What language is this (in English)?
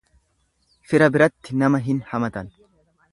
Oromo